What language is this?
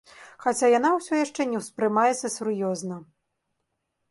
Belarusian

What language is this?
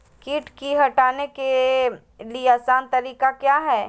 Magahi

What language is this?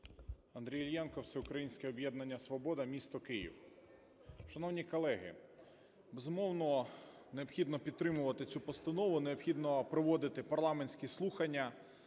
Ukrainian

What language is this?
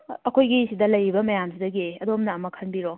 Manipuri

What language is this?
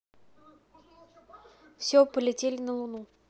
Russian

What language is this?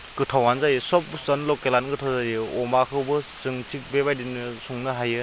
Bodo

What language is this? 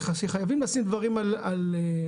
Hebrew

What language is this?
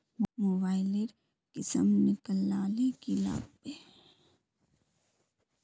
Magahi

